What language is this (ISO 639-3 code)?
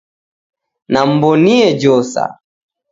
dav